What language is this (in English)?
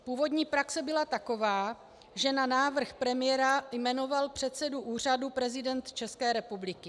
Czech